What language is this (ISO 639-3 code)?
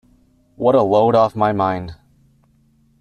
eng